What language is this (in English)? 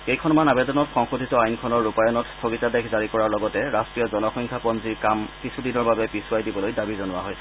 Assamese